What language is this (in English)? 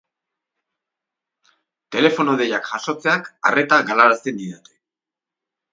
Basque